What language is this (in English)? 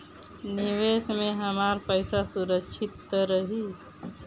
Bhojpuri